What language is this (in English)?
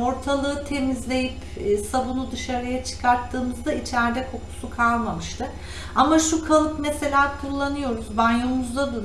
Turkish